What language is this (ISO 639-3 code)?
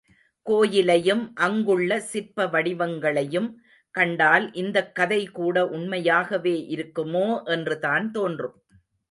tam